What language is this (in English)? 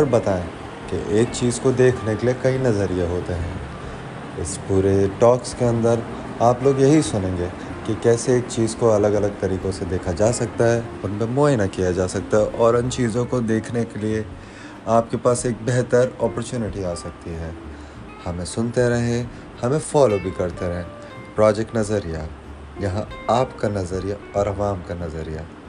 Urdu